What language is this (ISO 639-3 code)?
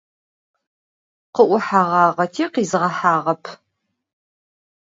ady